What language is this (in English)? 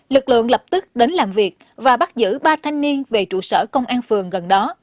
Vietnamese